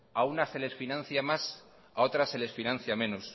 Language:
Spanish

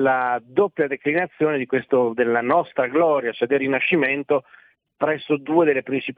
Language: Italian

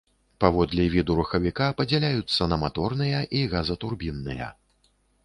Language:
Belarusian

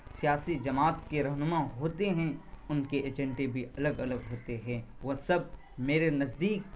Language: Urdu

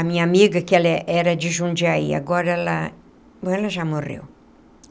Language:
Portuguese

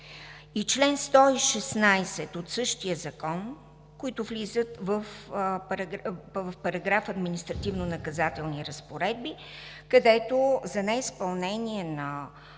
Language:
Bulgarian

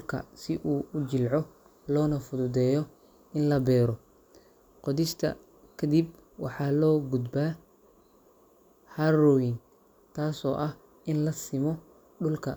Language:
Somali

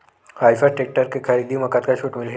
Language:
Chhattisgarhi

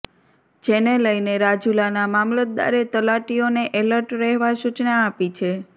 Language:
Gujarati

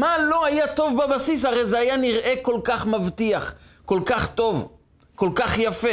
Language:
Hebrew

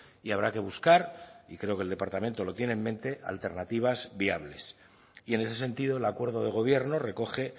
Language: Spanish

